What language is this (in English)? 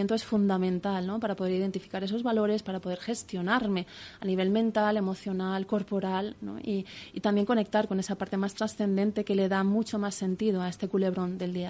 Spanish